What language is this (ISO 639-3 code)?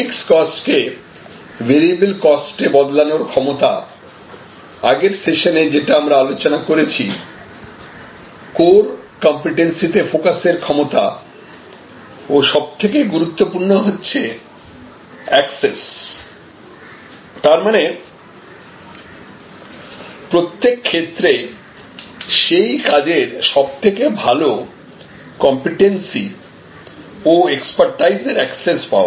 ben